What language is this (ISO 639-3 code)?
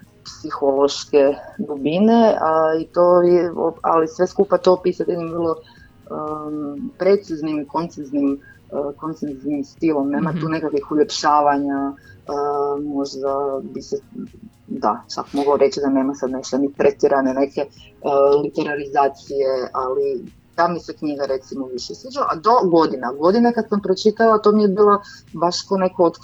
hrv